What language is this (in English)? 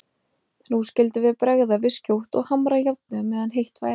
Icelandic